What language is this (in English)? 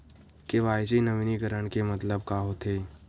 Chhattisgarhi